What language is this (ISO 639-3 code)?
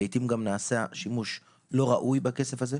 heb